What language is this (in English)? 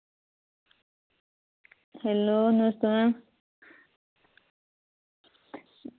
Dogri